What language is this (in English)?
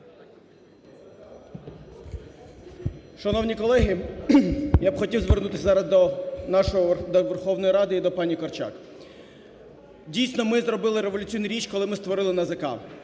Ukrainian